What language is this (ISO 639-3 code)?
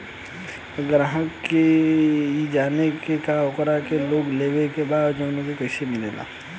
bho